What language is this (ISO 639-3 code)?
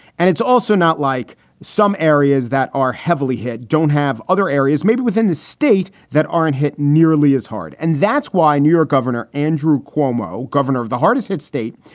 eng